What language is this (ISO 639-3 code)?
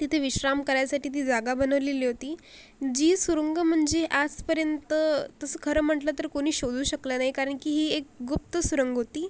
mar